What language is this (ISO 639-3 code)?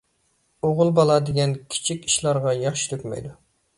uig